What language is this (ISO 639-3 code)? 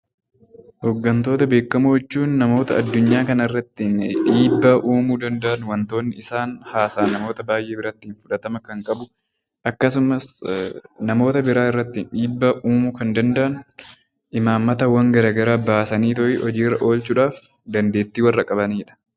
orm